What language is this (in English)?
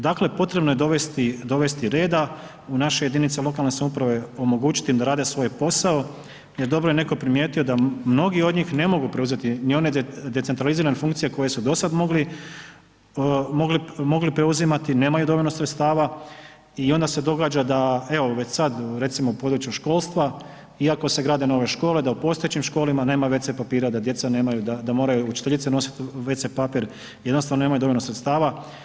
Croatian